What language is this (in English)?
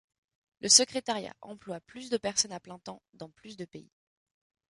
French